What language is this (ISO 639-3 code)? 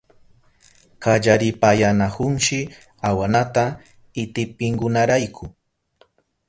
qup